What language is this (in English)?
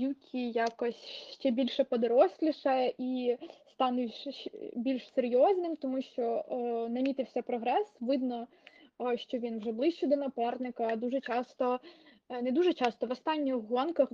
Ukrainian